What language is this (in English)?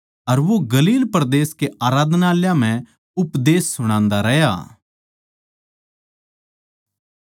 Haryanvi